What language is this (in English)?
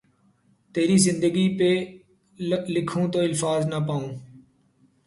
Urdu